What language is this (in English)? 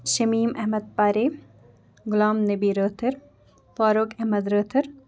Kashmiri